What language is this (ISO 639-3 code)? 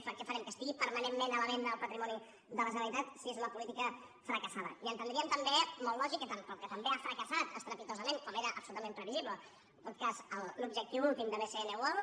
cat